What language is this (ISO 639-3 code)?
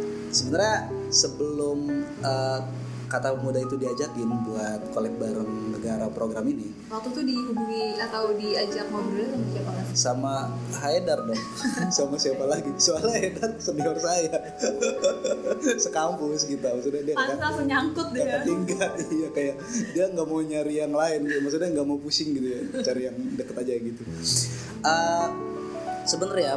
ind